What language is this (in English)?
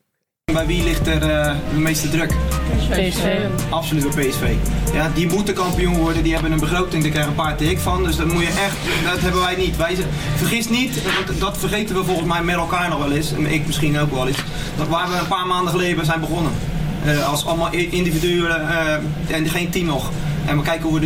Dutch